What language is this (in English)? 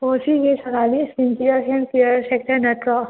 Manipuri